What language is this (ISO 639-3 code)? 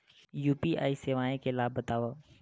hne